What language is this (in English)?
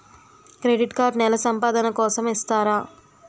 Telugu